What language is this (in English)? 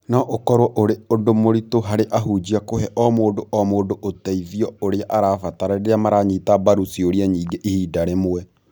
Kikuyu